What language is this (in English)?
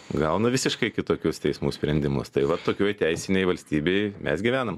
Lithuanian